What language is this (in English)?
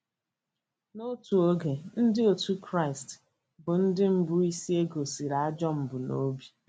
Igbo